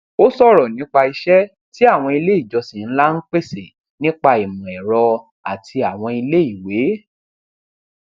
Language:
Yoruba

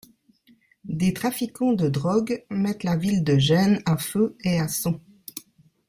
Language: French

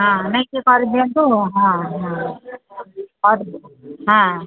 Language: Odia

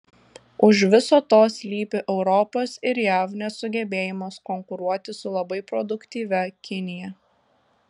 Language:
Lithuanian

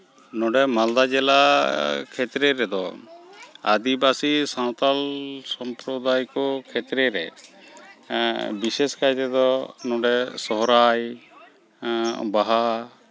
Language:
Santali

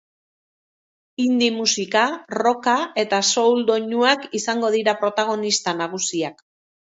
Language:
Basque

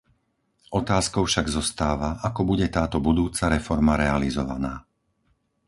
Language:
Slovak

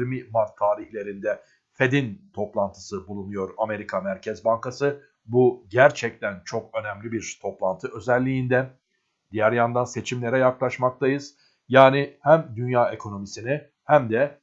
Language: Turkish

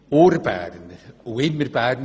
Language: Swiss German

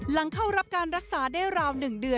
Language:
Thai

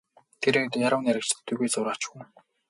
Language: Mongolian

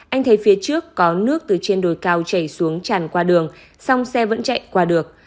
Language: Vietnamese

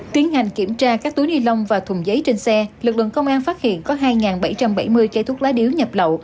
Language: Vietnamese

